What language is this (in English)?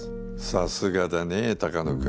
Japanese